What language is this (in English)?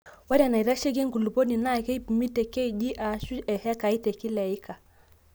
Masai